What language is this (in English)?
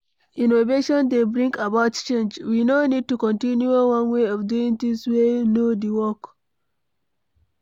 Nigerian Pidgin